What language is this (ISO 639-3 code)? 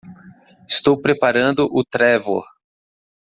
por